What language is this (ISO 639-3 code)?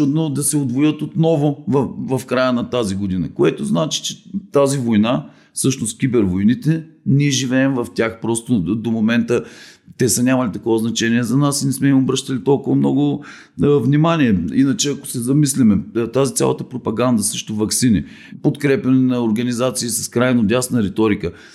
bul